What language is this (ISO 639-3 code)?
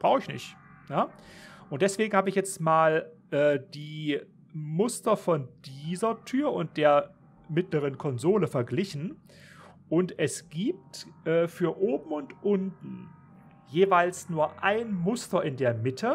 deu